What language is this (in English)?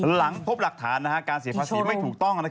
Thai